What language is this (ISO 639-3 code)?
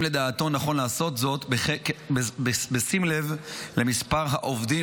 heb